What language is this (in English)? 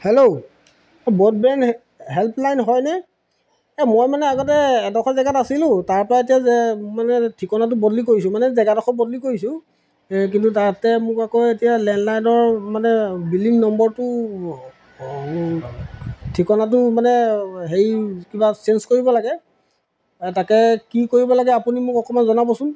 Assamese